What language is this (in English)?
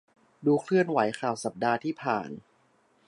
Thai